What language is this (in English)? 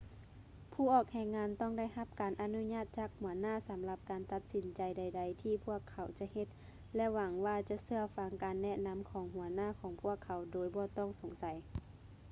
Lao